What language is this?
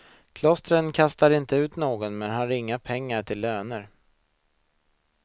Swedish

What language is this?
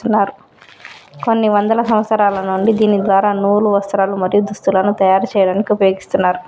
Telugu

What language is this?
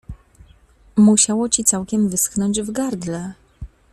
Polish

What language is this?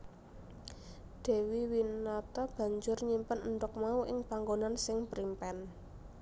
Javanese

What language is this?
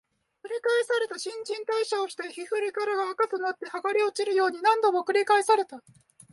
Japanese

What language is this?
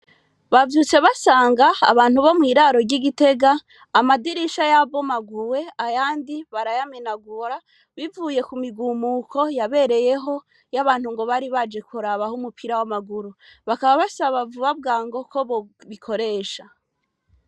Rundi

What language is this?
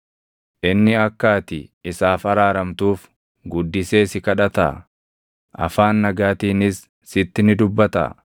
Oromo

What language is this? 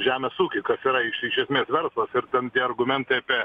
Lithuanian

